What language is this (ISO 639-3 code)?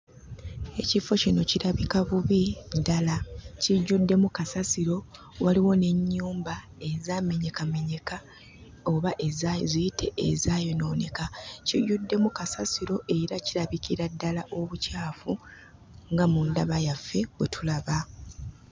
lug